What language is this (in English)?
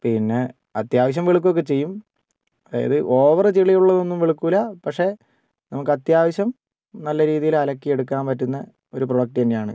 Malayalam